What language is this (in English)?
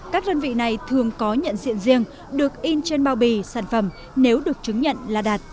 Vietnamese